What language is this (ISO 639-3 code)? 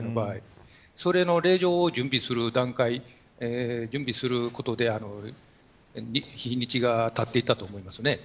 jpn